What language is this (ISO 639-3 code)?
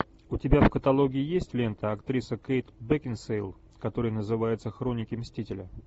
rus